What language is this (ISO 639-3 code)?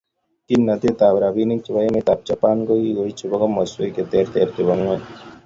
kln